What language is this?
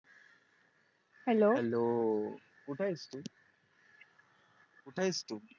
Marathi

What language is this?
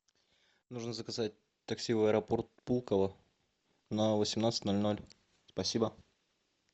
Russian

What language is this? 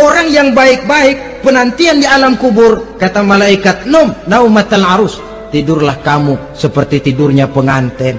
Indonesian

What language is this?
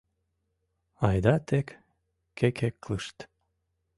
Mari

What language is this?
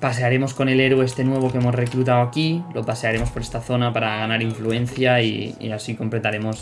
Spanish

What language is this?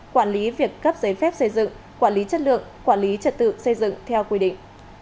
Vietnamese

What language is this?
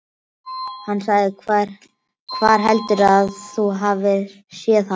Icelandic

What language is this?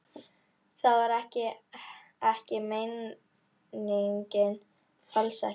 Icelandic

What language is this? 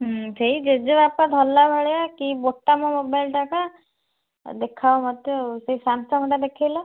Odia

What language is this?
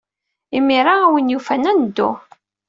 Kabyle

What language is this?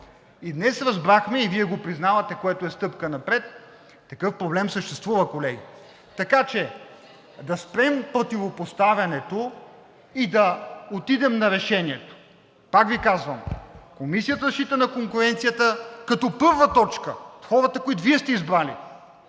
Bulgarian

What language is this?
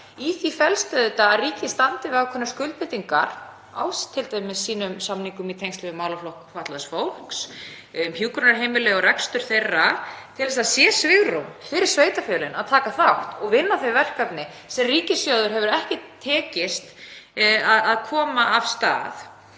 Icelandic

